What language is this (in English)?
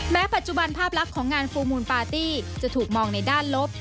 Thai